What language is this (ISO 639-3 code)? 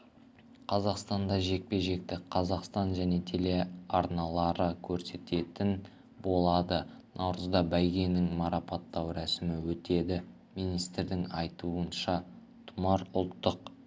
kaz